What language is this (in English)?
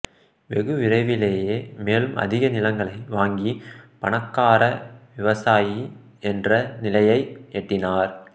Tamil